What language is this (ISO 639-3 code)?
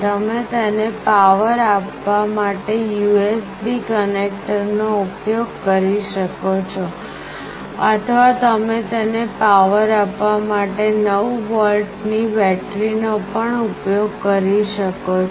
guj